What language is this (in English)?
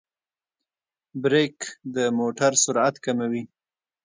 Pashto